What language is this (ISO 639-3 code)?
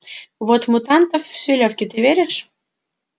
rus